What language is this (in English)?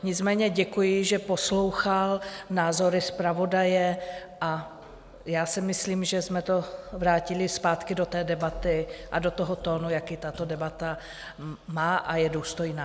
Czech